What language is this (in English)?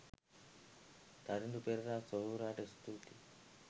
Sinhala